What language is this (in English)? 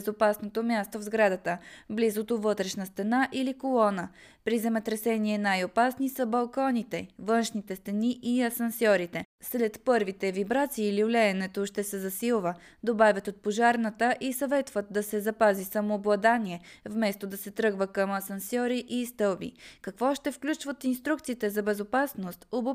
Bulgarian